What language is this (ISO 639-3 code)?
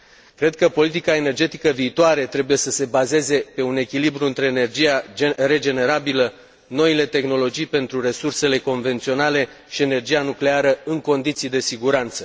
ron